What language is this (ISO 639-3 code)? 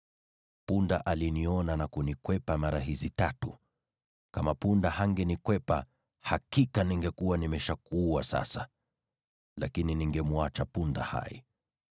swa